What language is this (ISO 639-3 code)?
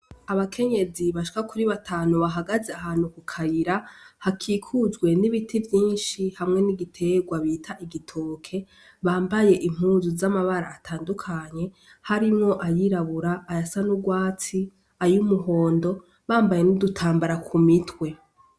run